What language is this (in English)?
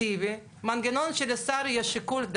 Hebrew